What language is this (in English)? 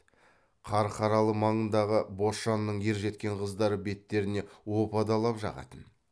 Kazakh